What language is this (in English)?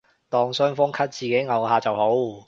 Cantonese